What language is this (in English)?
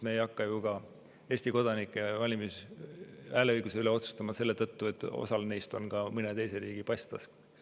Estonian